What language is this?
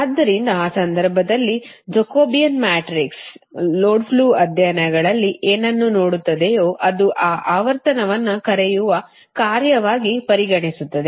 Kannada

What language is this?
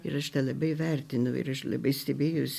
Lithuanian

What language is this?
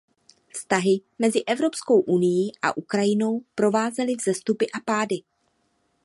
Czech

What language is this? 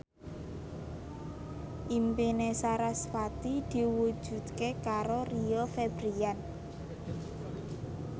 Javanese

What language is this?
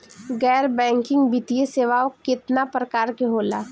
Bhojpuri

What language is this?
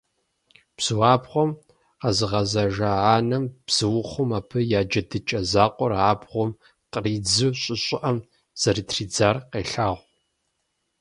Kabardian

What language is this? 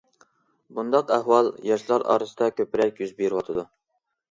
Uyghur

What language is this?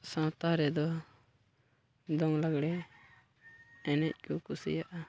Santali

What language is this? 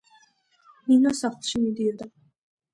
Georgian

